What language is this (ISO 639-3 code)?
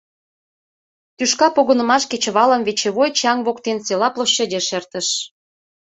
chm